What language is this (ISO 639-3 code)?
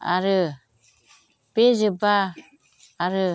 brx